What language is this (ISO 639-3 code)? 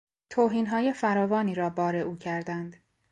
fas